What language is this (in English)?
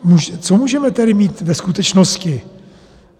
Czech